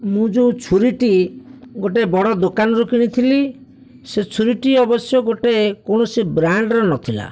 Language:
Odia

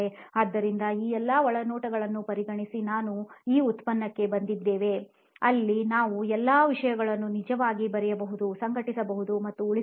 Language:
Kannada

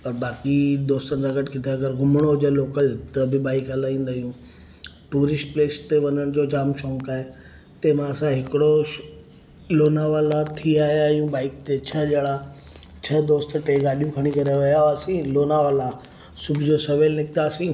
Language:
Sindhi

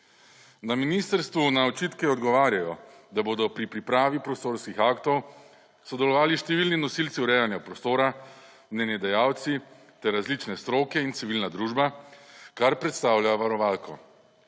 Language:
Slovenian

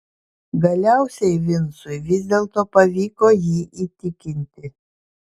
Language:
Lithuanian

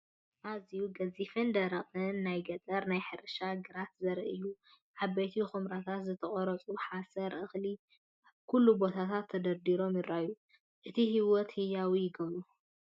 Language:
Tigrinya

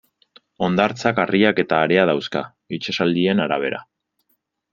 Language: Basque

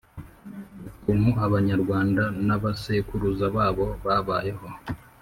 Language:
Kinyarwanda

